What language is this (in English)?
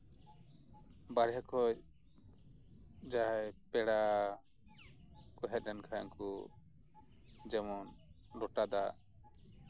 Santali